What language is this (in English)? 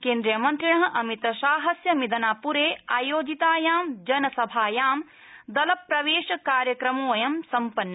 Sanskrit